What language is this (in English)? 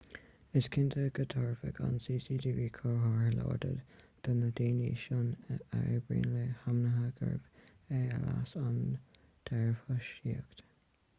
Irish